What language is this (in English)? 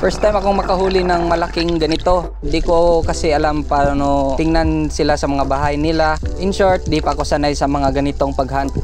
Filipino